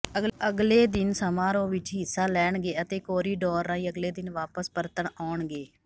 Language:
Punjabi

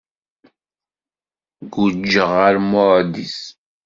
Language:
Kabyle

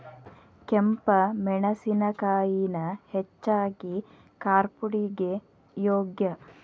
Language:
Kannada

